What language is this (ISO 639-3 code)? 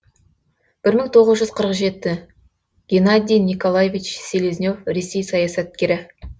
kaz